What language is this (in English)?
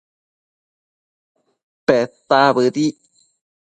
Matsés